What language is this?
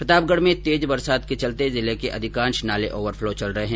Hindi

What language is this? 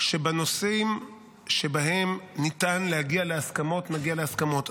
Hebrew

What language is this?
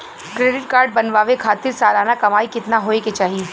Bhojpuri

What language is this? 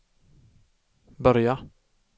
Swedish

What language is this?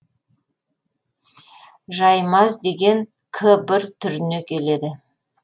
Kazakh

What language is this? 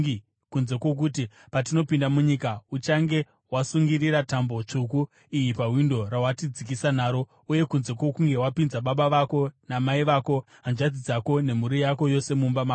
Shona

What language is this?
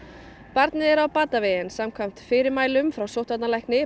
Icelandic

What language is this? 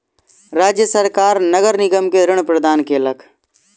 Maithili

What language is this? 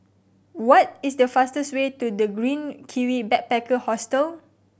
English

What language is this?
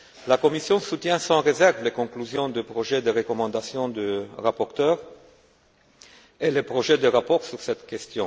French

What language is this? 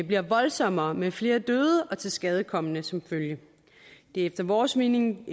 Danish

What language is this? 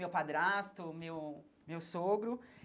Portuguese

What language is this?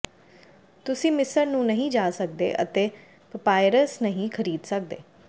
Punjabi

